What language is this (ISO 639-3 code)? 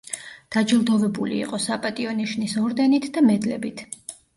kat